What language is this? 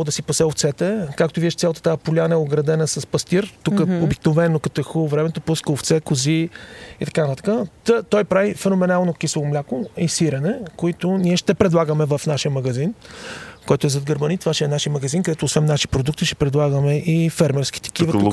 Bulgarian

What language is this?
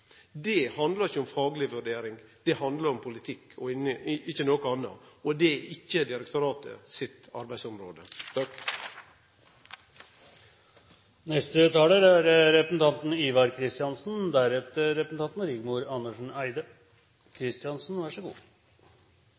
Norwegian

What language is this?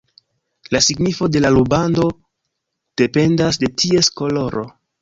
Esperanto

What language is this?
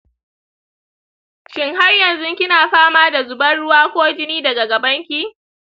Hausa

